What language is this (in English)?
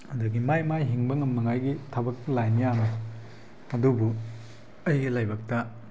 Manipuri